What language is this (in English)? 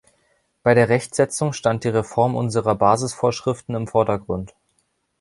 German